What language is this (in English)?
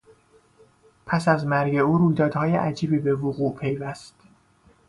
Persian